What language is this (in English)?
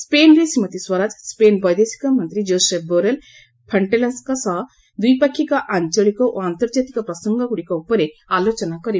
Odia